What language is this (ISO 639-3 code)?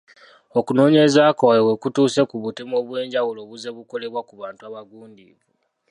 lug